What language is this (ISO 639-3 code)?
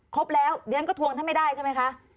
tha